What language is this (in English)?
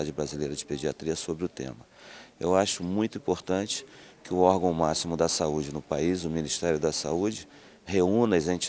Portuguese